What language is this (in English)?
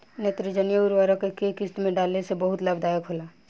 Bhojpuri